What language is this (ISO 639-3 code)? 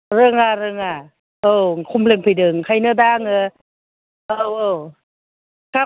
brx